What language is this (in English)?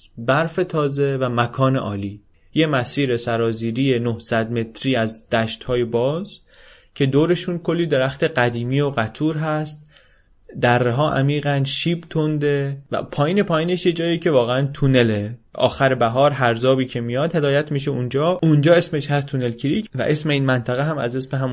Persian